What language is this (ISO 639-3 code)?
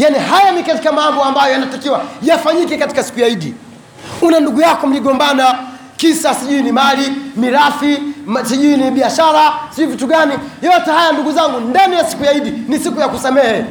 swa